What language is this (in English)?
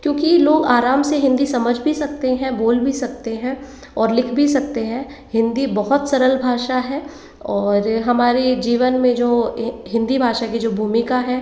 Hindi